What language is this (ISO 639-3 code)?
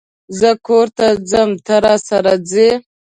pus